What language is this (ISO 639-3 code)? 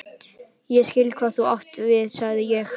isl